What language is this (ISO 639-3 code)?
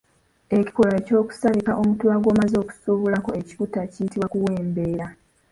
lug